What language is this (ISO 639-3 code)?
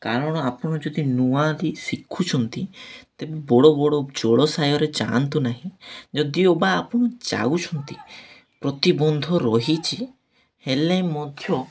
ori